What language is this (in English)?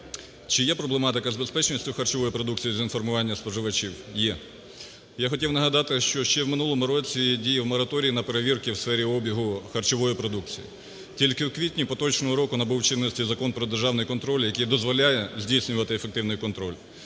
Ukrainian